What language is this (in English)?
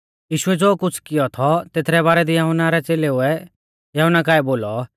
Mahasu Pahari